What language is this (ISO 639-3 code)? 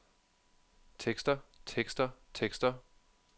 dan